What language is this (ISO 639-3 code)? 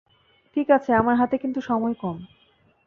ben